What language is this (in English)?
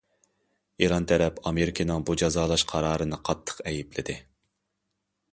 Uyghur